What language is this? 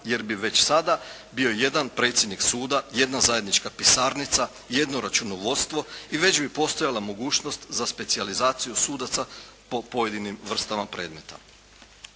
Croatian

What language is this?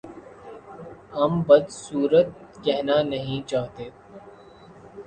Urdu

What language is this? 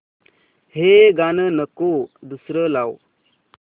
Marathi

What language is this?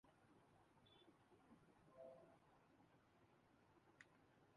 Urdu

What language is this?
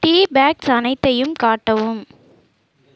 Tamil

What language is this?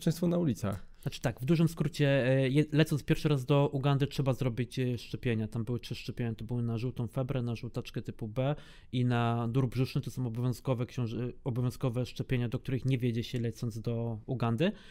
Polish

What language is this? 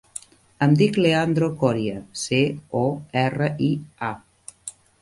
Catalan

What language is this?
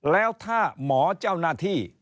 Thai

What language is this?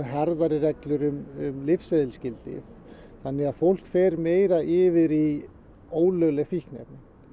Icelandic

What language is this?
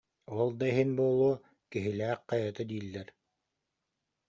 Yakut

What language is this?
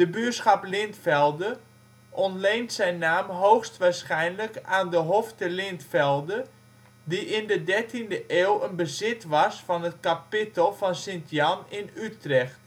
Dutch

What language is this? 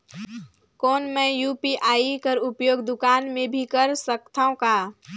Chhattisgarhi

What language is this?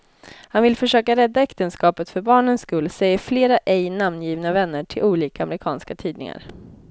Swedish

